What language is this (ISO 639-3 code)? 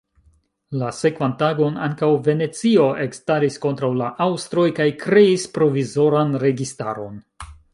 epo